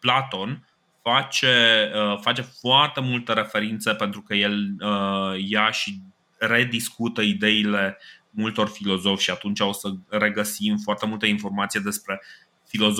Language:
Romanian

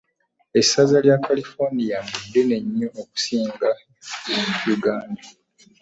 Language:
Ganda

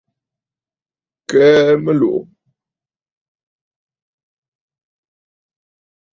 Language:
Bafut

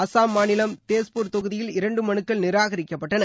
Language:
Tamil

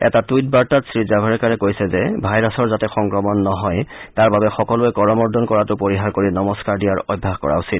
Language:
Assamese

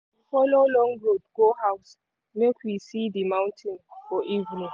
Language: Nigerian Pidgin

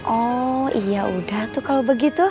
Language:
Indonesian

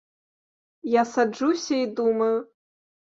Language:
Belarusian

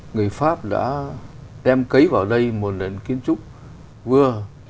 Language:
Vietnamese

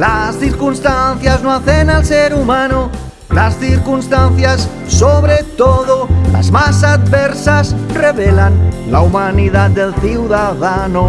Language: Spanish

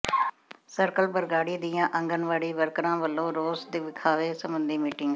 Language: Punjabi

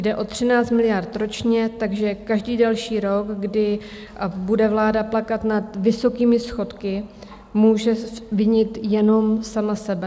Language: Czech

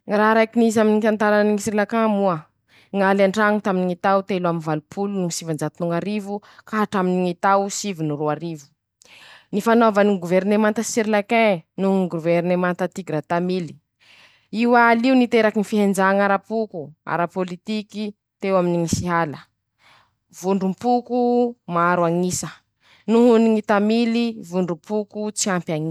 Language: Masikoro Malagasy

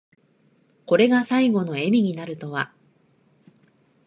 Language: Japanese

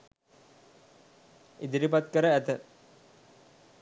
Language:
Sinhala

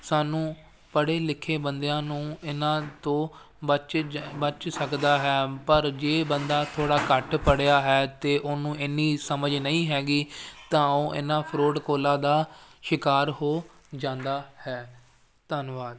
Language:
Punjabi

